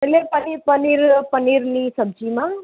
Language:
Gujarati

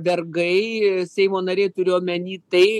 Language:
Lithuanian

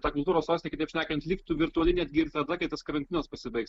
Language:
Lithuanian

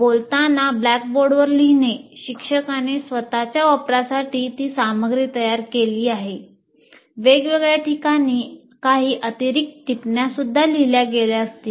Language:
Marathi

